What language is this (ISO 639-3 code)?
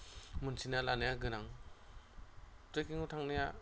brx